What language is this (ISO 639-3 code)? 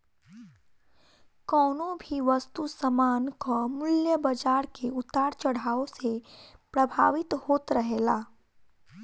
bho